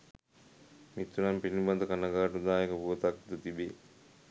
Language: Sinhala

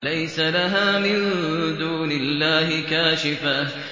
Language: Arabic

